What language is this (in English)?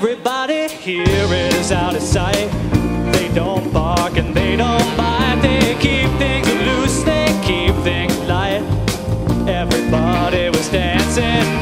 English